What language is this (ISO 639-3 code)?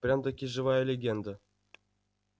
rus